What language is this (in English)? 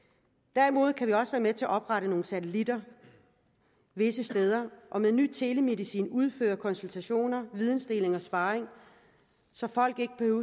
Danish